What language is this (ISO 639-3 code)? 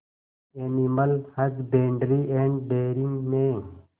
hin